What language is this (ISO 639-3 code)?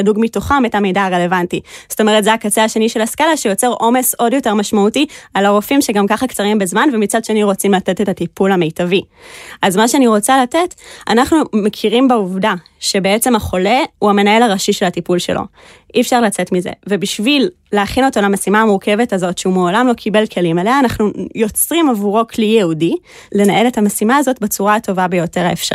heb